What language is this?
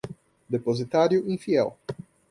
Portuguese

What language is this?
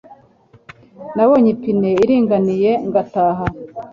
Kinyarwanda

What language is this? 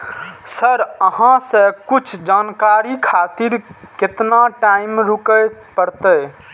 Maithili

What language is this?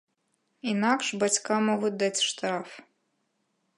Belarusian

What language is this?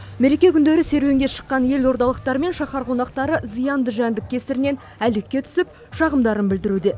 Kazakh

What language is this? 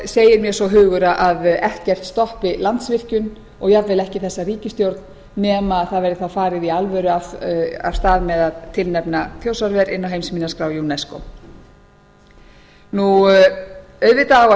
Icelandic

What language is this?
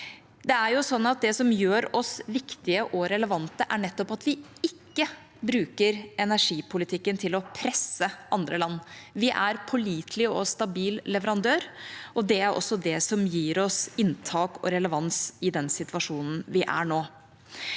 Norwegian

